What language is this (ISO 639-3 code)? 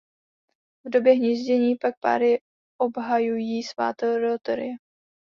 ces